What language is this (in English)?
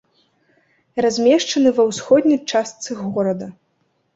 Belarusian